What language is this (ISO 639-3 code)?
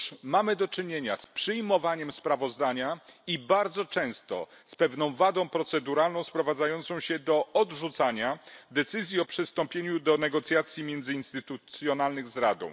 pol